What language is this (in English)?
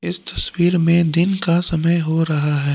Hindi